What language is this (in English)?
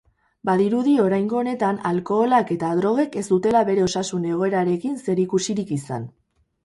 Basque